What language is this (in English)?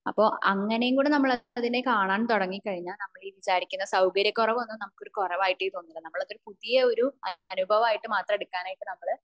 Malayalam